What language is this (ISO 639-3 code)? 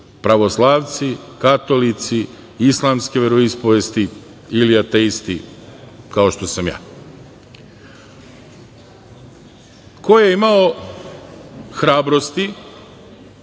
srp